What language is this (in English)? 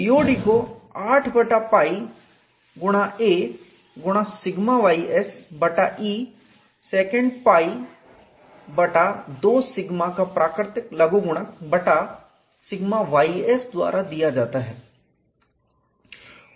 Hindi